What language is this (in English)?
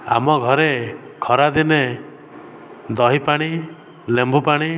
Odia